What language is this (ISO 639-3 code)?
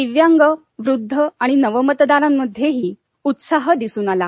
mar